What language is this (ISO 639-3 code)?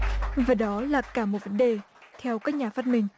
vie